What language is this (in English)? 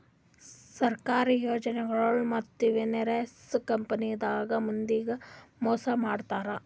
Kannada